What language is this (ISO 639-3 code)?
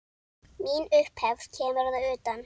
isl